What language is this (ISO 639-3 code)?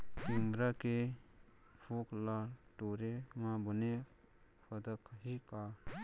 hne